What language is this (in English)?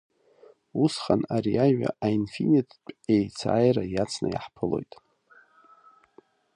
Abkhazian